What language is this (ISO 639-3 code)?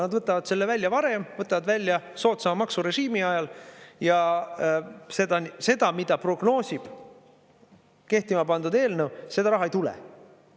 est